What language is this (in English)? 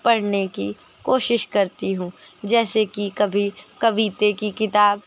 Hindi